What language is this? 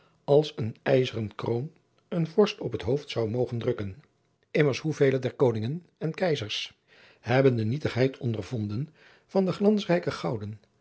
Dutch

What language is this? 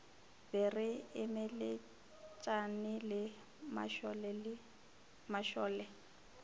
Northern Sotho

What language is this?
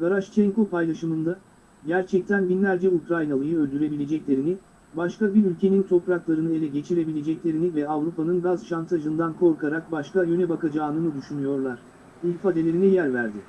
Turkish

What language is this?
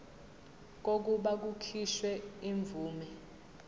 Zulu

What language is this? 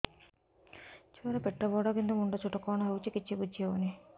Odia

